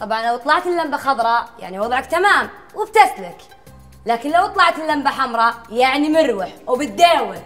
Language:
Arabic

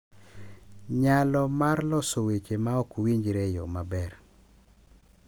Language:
Luo (Kenya and Tanzania)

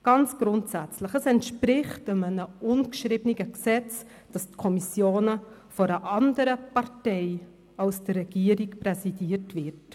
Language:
Swiss German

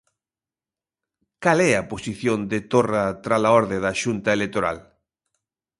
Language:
Galician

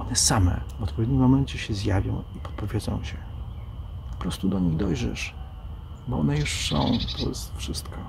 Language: Polish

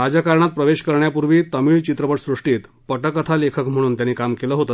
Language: Marathi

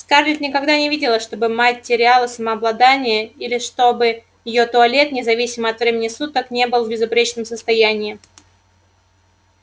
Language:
Russian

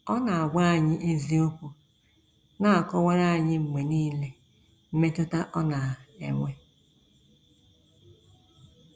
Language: Igbo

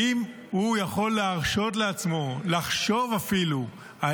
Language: Hebrew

